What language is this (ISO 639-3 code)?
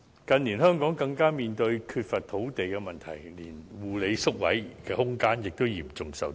yue